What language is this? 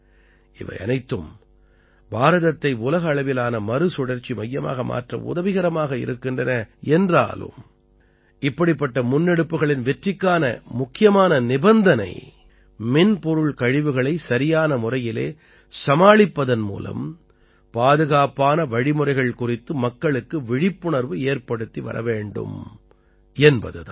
Tamil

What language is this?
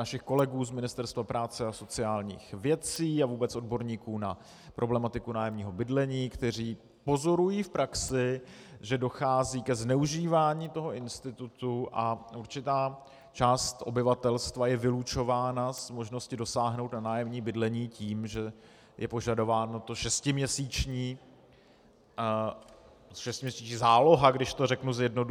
Czech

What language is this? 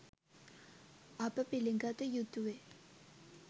Sinhala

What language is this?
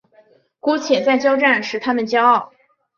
Chinese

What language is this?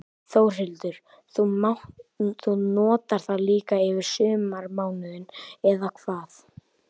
Icelandic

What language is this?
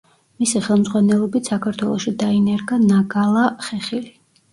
Georgian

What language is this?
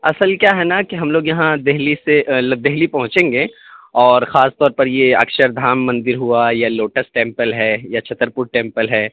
Urdu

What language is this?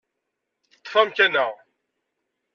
Kabyle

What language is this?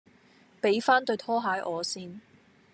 Cantonese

